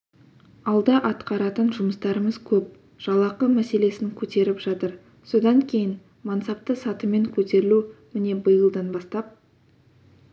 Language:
Kazakh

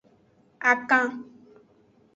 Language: Aja (Benin)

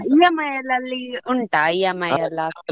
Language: Kannada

